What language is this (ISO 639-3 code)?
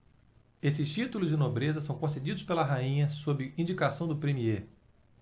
por